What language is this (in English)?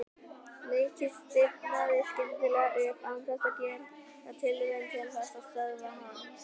Icelandic